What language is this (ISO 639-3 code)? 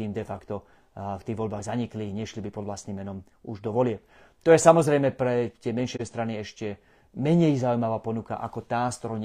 slk